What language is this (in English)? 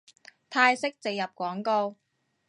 Cantonese